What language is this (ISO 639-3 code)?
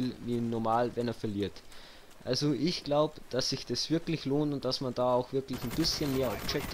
deu